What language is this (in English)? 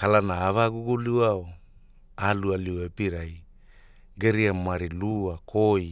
Hula